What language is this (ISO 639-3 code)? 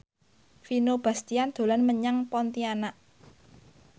jav